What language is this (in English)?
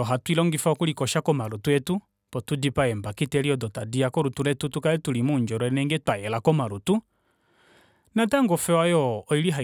Kuanyama